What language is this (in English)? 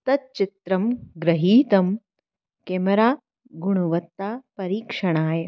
Sanskrit